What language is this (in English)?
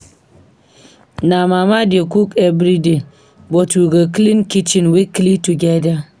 Nigerian Pidgin